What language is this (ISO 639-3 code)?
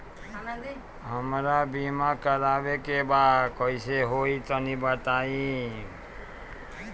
bho